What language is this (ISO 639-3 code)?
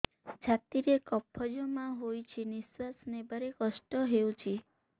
ori